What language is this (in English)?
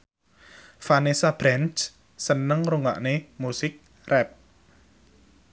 Javanese